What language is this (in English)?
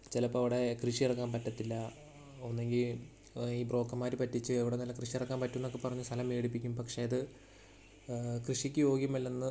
Malayalam